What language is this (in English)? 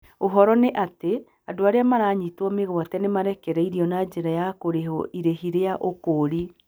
Kikuyu